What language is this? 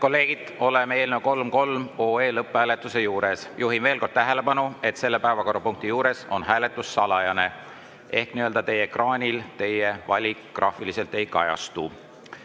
Estonian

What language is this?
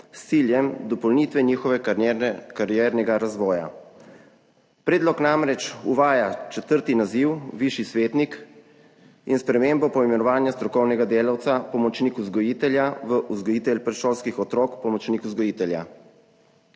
Slovenian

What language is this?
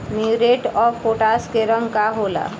Bhojpuri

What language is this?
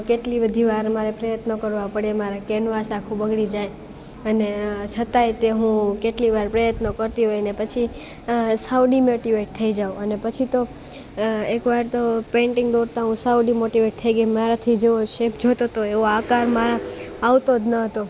Gujarati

